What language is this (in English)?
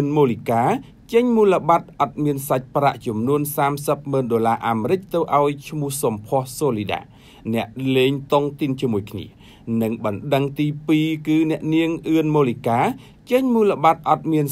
Thai